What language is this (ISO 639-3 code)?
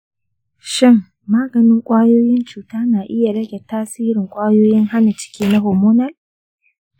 hau